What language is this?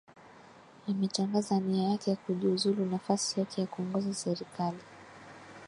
Swahili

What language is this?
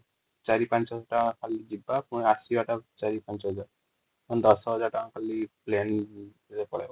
Odia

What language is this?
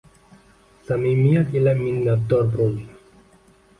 Uzbek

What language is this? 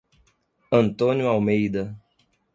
Portuguese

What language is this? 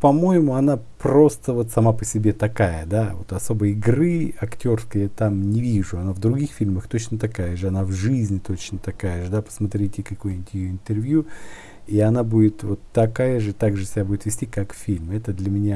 Russian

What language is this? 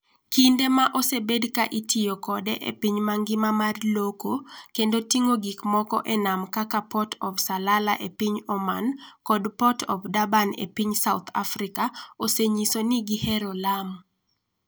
Luo (Kenya and Tanzania)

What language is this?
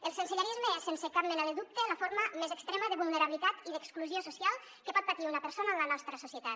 Catalan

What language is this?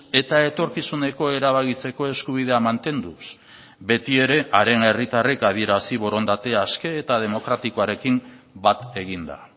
Basque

